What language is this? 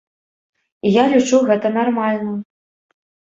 Belarusian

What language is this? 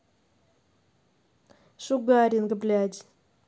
Russian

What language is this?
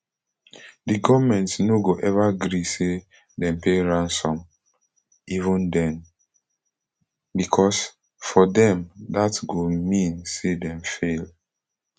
Nigerian Pidgin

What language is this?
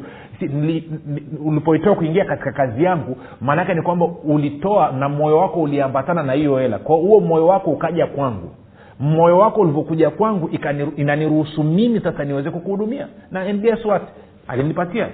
Swahili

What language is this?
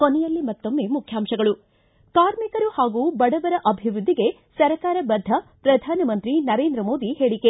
Kannada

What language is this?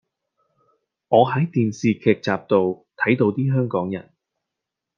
Cantonese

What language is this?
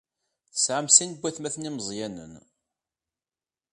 Kabyle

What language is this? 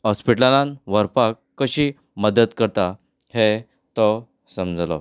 Konkani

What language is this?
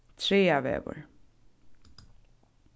Faroese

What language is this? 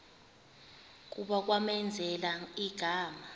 Xhosa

